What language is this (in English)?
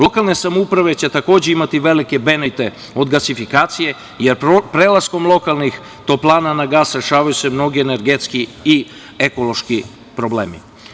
Serbian